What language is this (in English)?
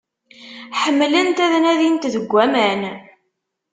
Kabyle